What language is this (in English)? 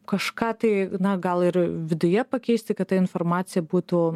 Lithuanian